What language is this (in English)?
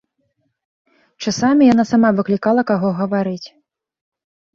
Belarusian